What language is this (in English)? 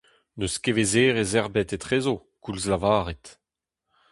Breton